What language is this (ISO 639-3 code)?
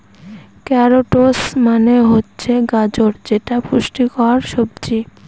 ben